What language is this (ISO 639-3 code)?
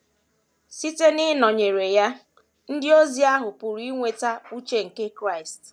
ibo